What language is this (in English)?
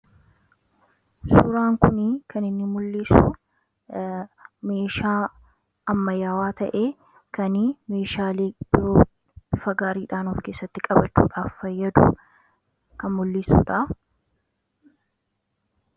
Oromo